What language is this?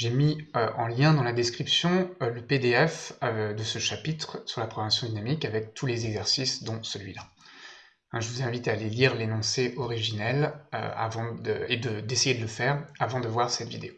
French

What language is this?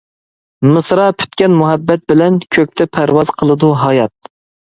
Uyghur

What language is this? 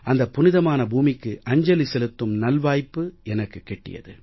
Tamil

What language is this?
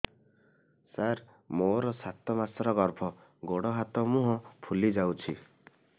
Odia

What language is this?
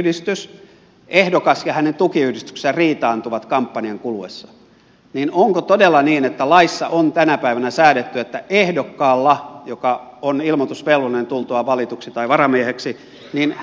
Finnish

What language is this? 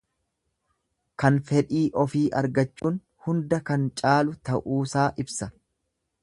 Oromo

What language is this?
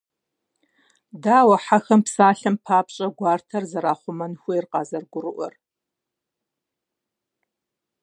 Kabardian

